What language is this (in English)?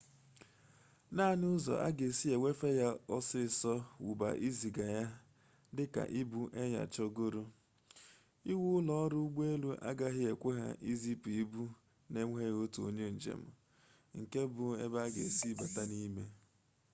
Igbo